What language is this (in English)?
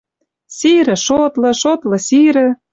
Western Mari